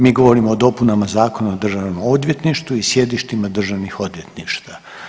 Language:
Croatian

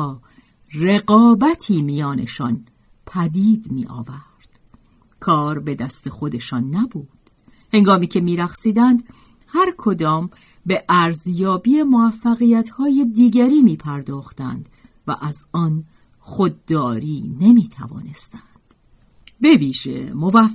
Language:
Persian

